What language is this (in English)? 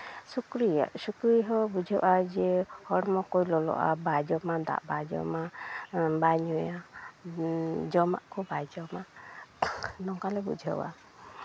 Santali